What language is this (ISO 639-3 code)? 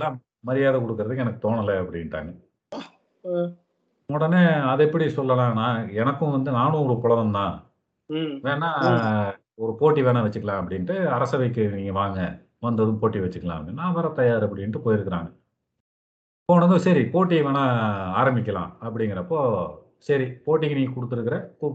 tam